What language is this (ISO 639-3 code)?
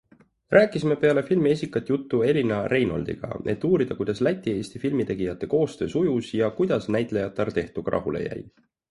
est